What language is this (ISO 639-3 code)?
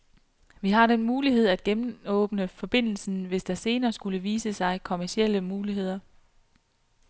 dan